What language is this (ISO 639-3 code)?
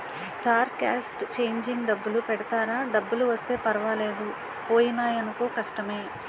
tel